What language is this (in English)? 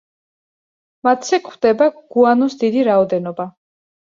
Georgian